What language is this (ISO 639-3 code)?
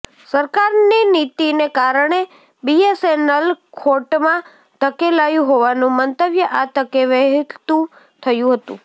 guj